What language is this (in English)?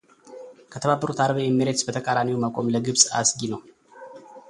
Amharic